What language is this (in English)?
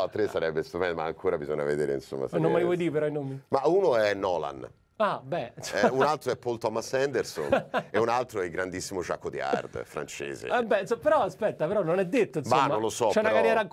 Italian